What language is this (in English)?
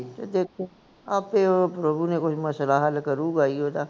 Punjabi